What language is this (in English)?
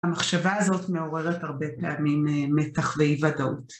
Hebrew